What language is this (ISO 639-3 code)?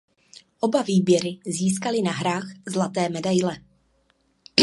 ces